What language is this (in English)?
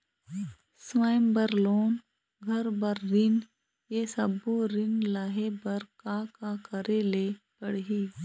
Chhattisgarhi